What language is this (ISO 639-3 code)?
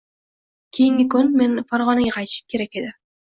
uzb